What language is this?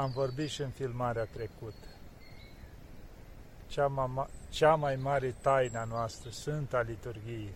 Romanian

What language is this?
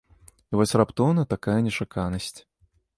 Belarusian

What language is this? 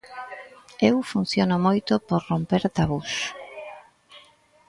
Galician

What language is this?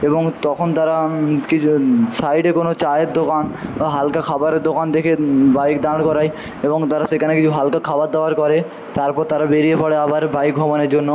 Bangla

